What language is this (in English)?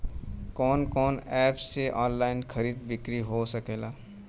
Bhojpuri